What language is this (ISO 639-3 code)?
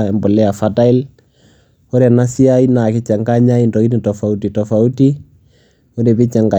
mas